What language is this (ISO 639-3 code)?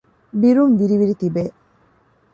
div